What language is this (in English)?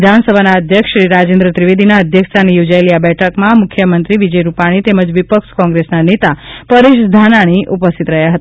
Gujarati